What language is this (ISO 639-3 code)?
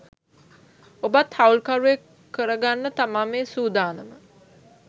sin